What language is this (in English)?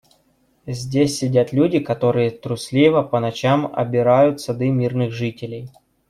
Russian